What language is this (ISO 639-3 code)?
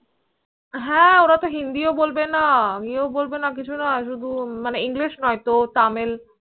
ben